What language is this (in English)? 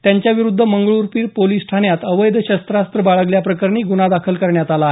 Marathi